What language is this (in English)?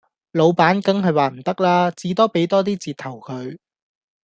Cantonese